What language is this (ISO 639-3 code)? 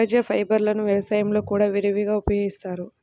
tel